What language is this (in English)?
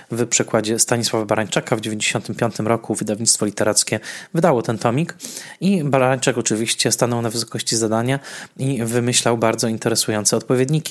Polish